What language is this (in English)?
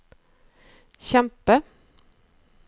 Norwegian